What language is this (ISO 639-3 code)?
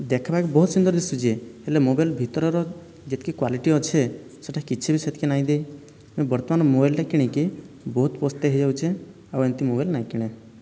ori